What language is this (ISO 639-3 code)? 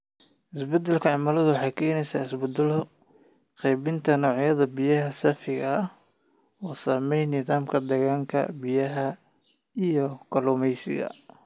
som